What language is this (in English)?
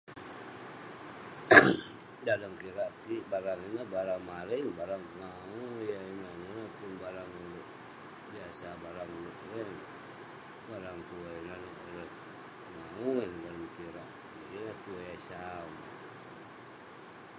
Western Penan